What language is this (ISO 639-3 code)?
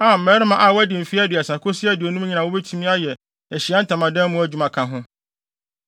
aka